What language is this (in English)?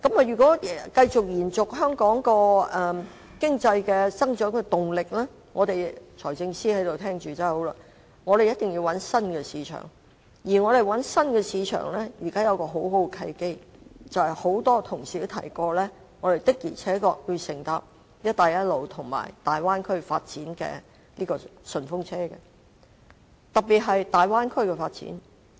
Cantonese